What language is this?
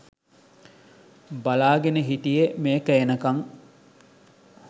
Sinhala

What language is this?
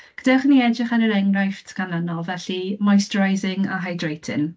Welsh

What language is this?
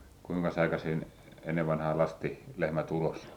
Finnish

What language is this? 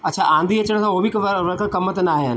Sindhi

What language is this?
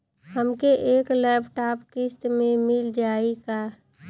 Bhojpuri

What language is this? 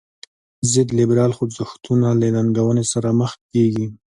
Pashto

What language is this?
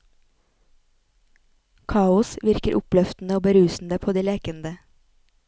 Norwegian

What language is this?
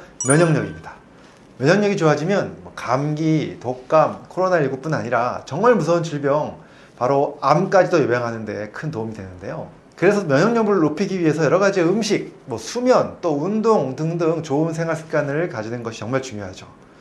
Korean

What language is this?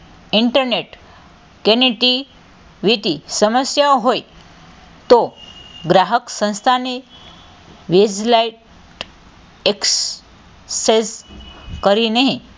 Gujarati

